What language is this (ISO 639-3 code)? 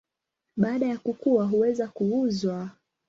swa